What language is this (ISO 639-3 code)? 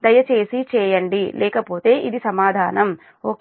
tel